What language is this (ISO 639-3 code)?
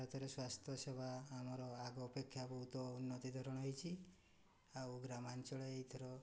ori